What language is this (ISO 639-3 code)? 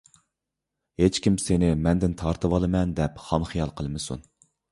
uig